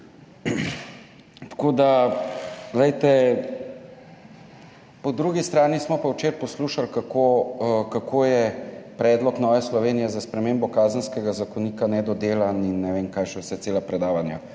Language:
Slovenian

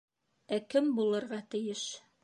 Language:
Bashkir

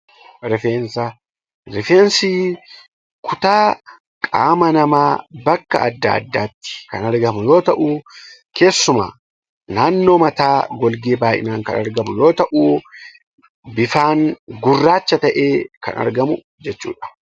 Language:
Oromo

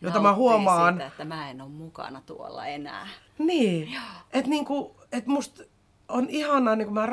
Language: Finnish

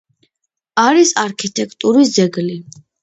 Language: Georgian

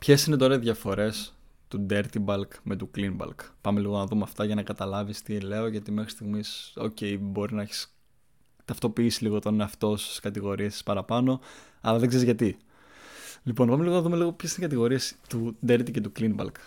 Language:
Greek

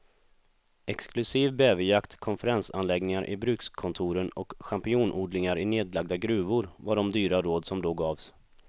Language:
Swedish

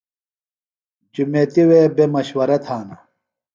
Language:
Phalura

